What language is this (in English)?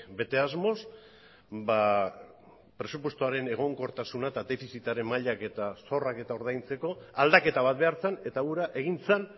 Basque